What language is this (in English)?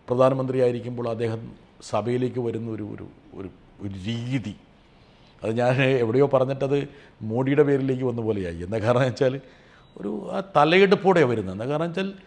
Malayalam